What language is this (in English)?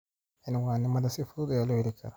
Somali